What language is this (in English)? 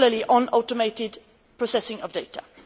English